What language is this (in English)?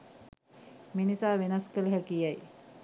Sinhala